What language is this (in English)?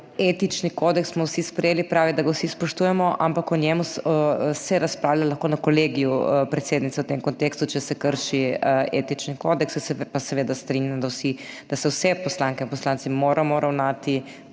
Slovenian